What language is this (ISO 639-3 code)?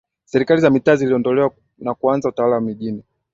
swa